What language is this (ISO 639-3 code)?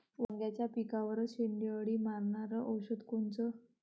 mar